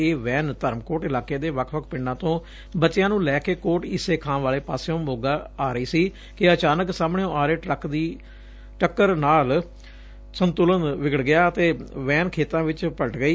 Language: Punjabi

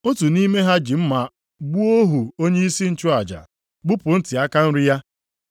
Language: Igbo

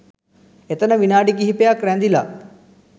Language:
Sinhala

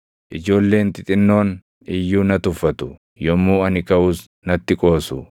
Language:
Oromo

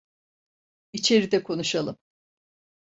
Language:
Turkish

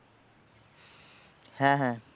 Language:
Bangla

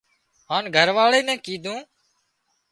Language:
Wadiyara Koli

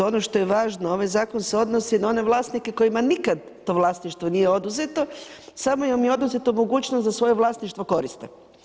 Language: Croatian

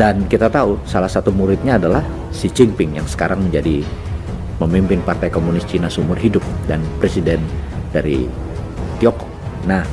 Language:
Indonesian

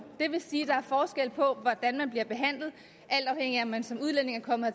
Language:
Danish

